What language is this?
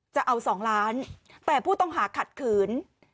Thai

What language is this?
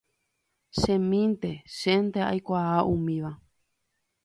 Guarani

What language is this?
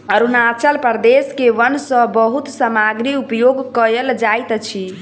Maithili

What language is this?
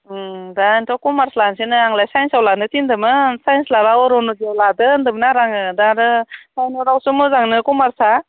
Bodo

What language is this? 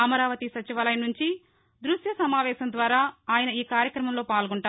Telugu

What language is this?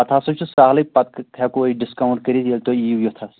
Kashmiri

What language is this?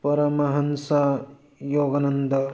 Manipuri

